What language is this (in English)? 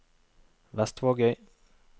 Norwegian